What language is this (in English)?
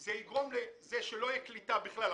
Hebrew